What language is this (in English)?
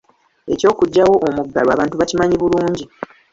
Ganda